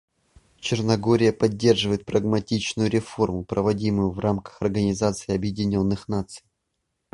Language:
Russian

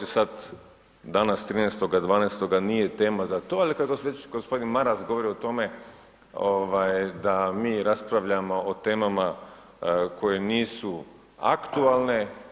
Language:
Croatian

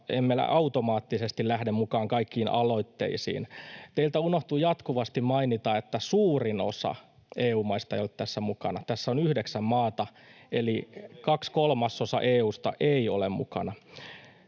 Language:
Finnish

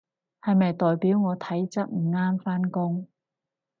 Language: Cantonese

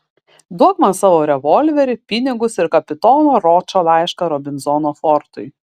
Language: Lithuanian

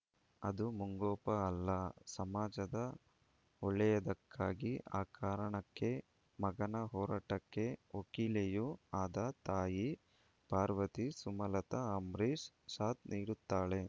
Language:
Kannada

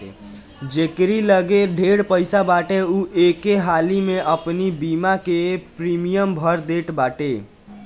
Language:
Bhojpuri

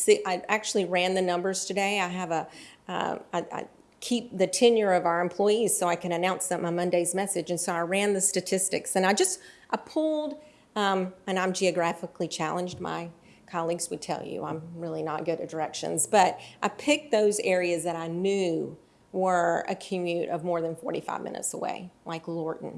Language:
English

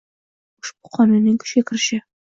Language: Uzbek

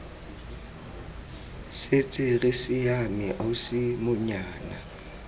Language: Tswana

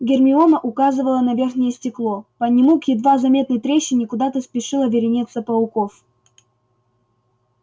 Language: Russian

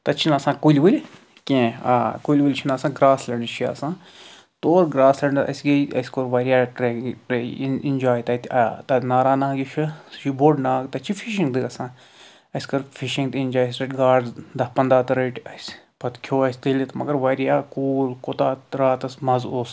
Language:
Kashmiri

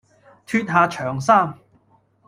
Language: Cantonese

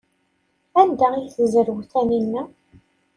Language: Kabyle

